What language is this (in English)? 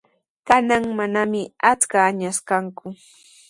Sihuas Ancash Quechua